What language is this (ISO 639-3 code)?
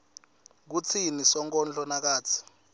ssw